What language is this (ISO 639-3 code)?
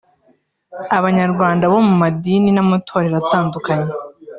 kin